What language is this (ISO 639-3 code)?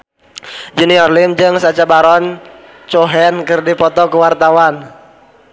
sun